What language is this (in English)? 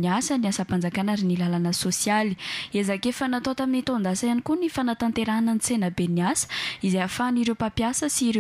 French